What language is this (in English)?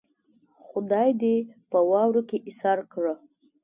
Pashto